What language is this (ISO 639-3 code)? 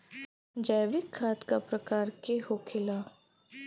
bho